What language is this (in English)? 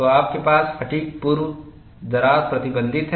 Hindi